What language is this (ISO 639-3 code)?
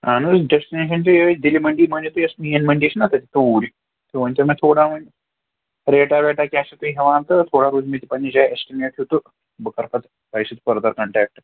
kas